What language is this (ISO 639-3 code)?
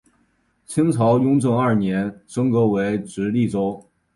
zho